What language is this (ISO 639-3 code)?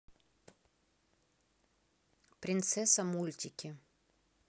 rus